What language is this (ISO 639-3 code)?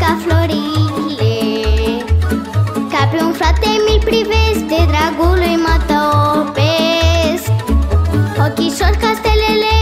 ron